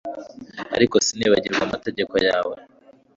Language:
Kinyarwanda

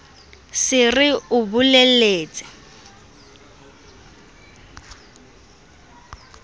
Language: Southern Sotho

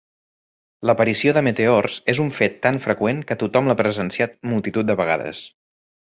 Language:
Catalan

